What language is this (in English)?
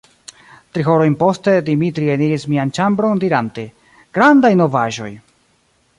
Esperanto